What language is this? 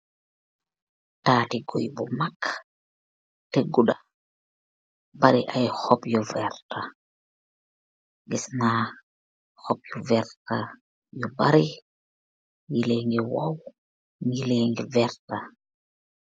Wolof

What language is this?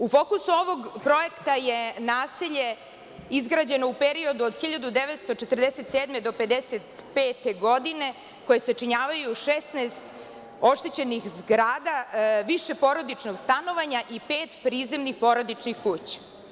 Serbian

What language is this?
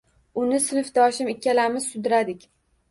Uzbek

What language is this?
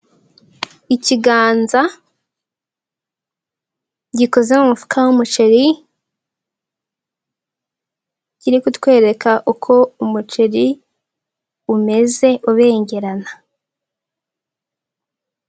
Kinyarwanda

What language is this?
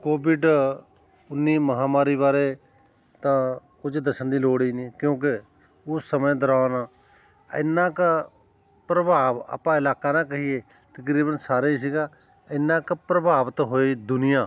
Punjabi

